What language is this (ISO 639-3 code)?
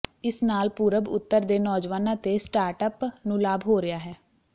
pan